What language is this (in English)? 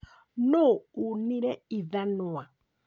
Kikuyu